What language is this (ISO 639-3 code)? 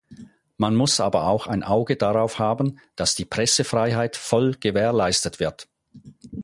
deu